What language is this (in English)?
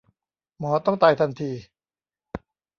Thai